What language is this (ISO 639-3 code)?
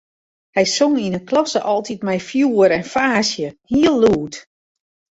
fry